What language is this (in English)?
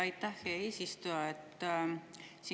Estonian